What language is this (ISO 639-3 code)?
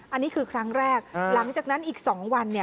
tha